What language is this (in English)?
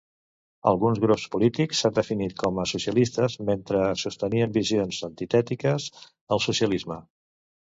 Catalan